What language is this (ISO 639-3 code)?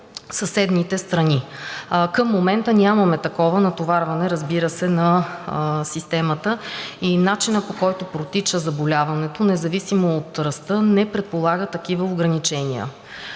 bul